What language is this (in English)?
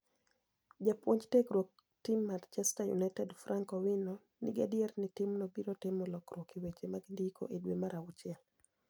Luo (Kenya and Tanzania)